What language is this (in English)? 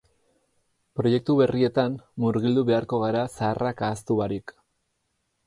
Basque